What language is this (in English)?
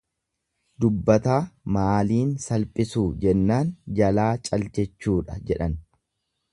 Oromo